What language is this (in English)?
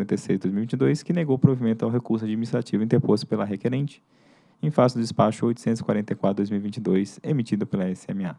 Portuguese